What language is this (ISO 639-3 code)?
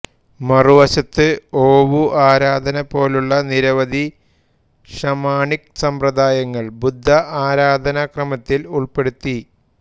mal